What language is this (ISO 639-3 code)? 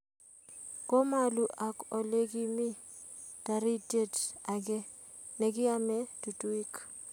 kln